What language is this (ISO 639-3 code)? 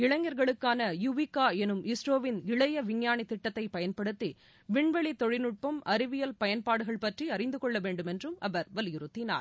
tam